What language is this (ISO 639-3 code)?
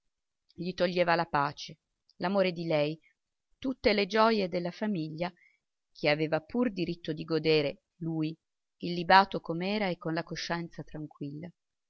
ita